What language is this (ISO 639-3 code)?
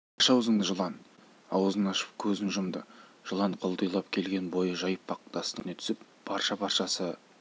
kaz